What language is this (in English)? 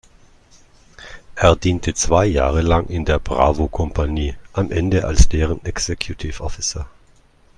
German